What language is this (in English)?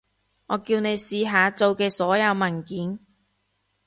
Cantonese